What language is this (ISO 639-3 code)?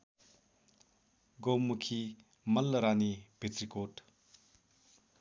nep